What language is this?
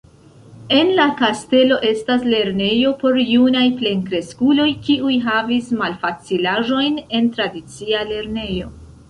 Esperanto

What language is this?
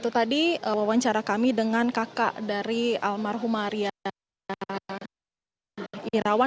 Indonesian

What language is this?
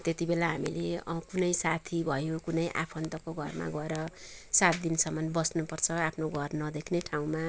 Nepali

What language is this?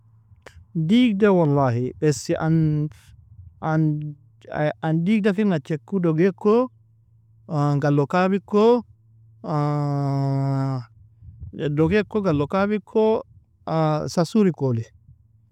Nobiin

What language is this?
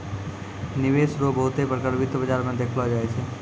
Maithili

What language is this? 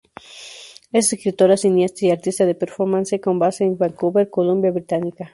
Spanish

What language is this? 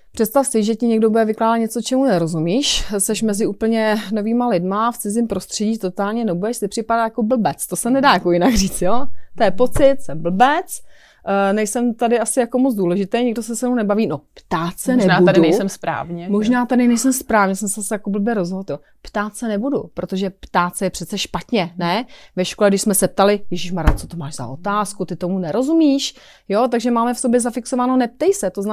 Czech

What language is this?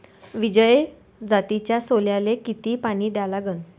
Marathi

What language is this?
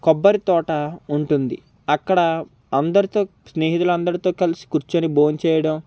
Telugu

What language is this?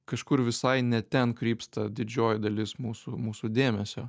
Lithuanian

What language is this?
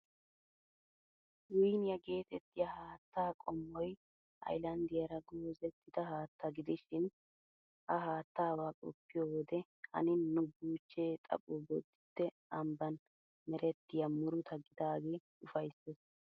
Wolaytta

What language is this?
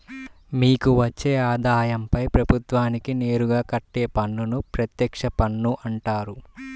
Telugu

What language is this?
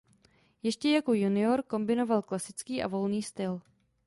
Czech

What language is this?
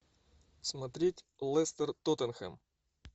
Russian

